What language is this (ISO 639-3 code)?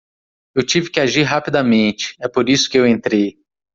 por